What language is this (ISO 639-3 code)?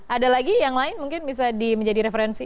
ind